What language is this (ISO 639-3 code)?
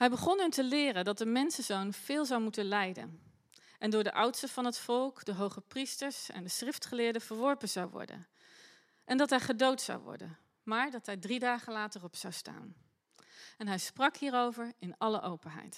nld